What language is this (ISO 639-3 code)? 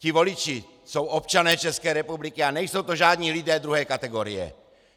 ces